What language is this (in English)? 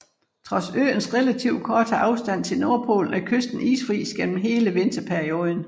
Danish